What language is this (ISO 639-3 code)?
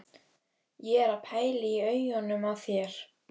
isl